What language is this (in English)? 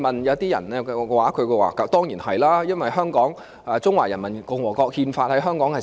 Cantonese